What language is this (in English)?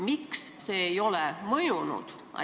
Estonian